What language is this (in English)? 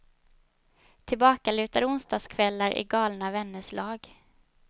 Swedish